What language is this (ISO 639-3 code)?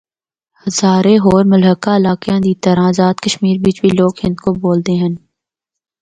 hno